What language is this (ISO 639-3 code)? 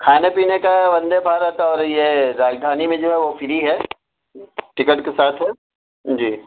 urd